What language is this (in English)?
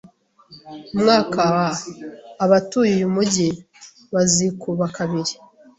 Kinyarwanda